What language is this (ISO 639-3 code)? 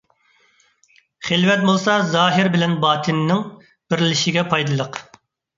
uig